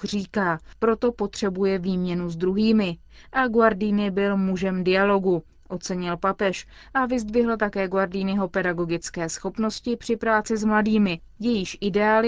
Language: Czech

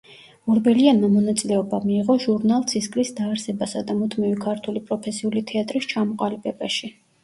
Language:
Georgian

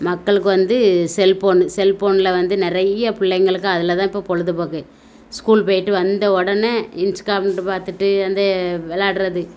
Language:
Tamil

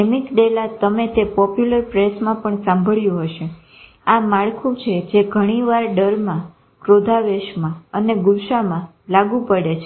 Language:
Gujarati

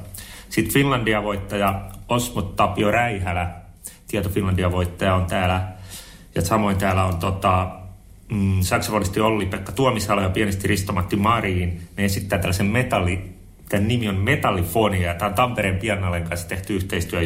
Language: Finnish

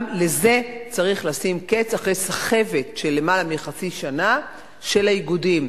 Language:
Hebrew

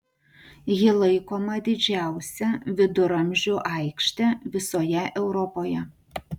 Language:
Lithuanian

